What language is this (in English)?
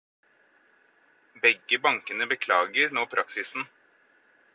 Norwegian Bokmål